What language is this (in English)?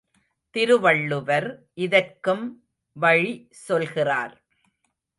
Tamil